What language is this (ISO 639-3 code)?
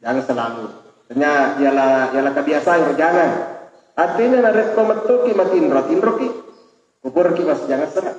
ind